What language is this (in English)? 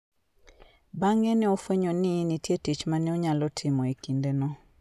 Luo (Kenya and Tanzania)